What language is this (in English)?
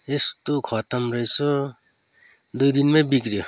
Nepali